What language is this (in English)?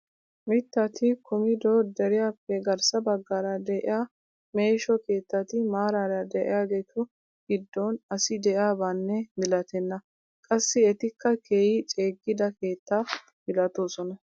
Wolaytta